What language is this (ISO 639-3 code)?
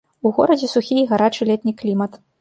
bel